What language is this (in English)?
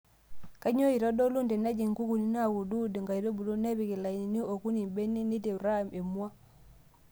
Masai